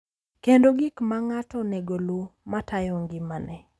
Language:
Luo (Kenya and Tanzania)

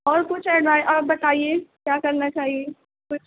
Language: Urdu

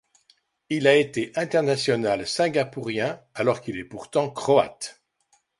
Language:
French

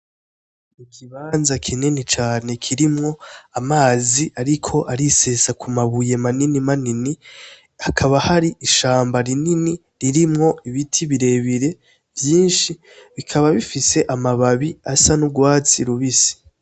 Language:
Rundi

